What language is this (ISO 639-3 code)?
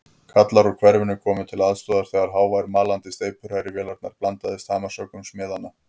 isl